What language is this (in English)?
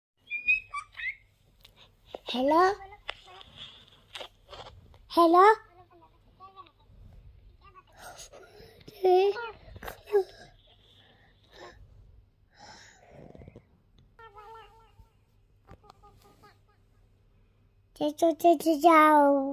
Arabic